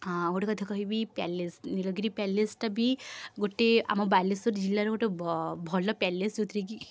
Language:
Odia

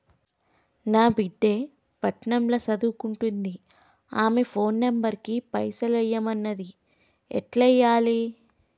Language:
Telugu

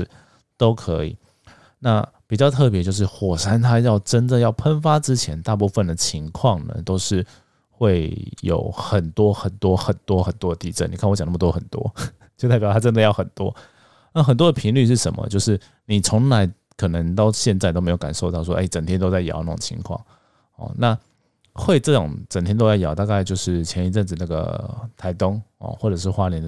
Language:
Chinese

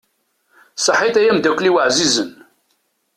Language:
Kabyle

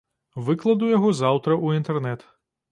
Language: Belarusian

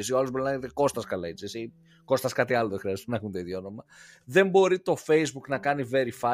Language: Greek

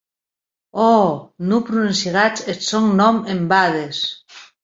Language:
Occitan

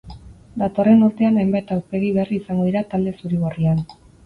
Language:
Basque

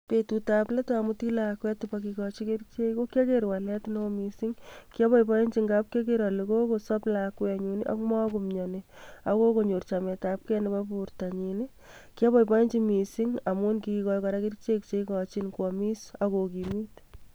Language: Kalenjin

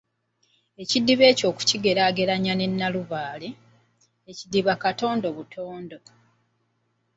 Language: Ganda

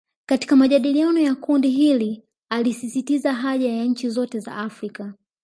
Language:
Swahili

